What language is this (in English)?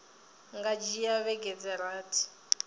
Venda